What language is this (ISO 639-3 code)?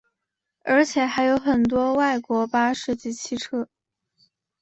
zho